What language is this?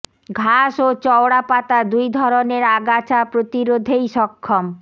Bangla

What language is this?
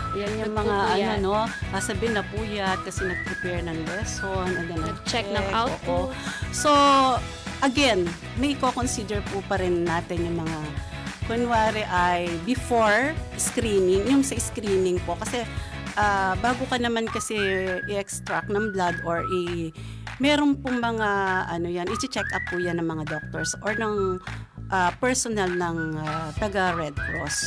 Filipino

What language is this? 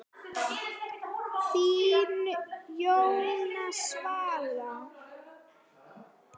Icelandic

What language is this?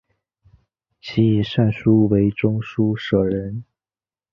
Chinese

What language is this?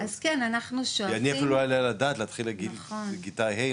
Hebrew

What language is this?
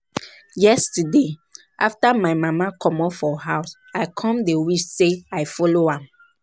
Nigerian Pidgin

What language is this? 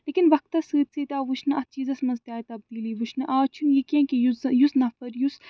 Kashmiri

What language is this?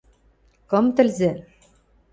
Western Mari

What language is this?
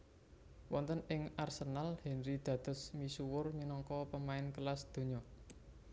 Javanese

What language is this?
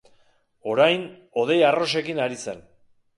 Basque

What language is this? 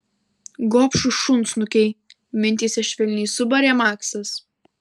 Lithuanian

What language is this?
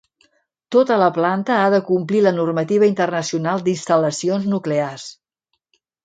Catalan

